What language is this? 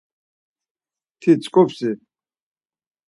Laz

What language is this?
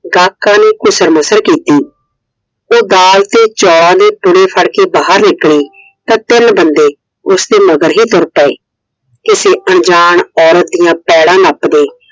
Punjabi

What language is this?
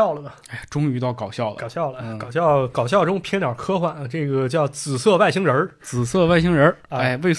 Chinese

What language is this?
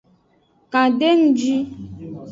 Aja (Benin)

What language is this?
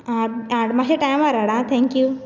Konkani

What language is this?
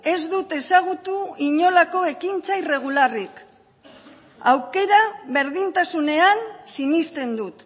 Basque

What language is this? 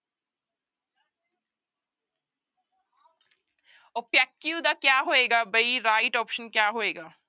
Punjabi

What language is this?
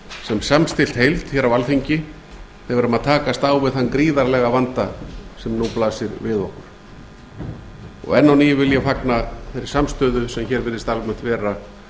Icelandic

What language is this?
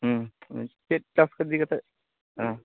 Santali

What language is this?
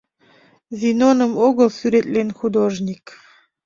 Mari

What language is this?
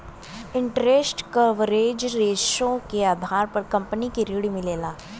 Bhojpuri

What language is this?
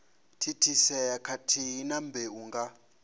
Venda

